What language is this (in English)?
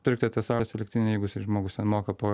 Lithuanian